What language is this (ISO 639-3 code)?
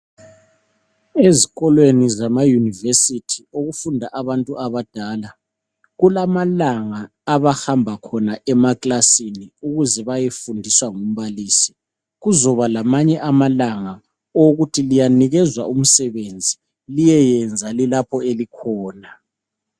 nde